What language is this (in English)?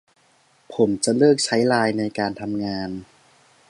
Thai